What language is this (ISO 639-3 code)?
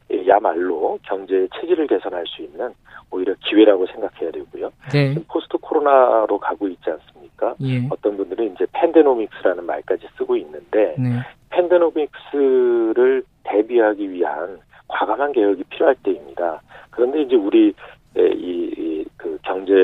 kor